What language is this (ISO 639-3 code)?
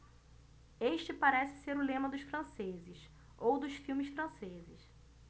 por